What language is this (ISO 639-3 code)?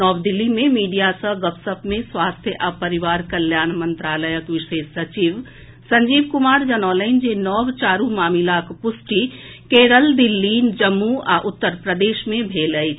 mai